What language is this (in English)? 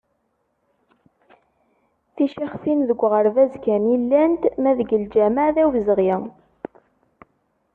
Kabyle